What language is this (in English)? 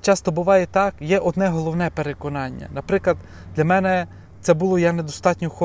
Ukrainian